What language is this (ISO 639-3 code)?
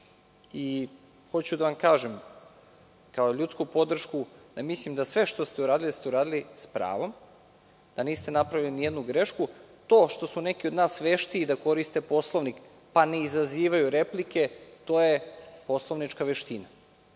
srp